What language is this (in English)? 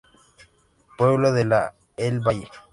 Spanish